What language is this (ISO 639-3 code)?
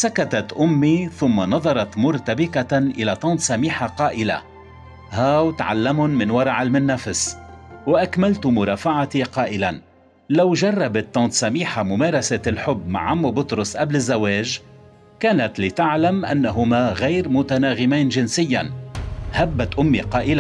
ara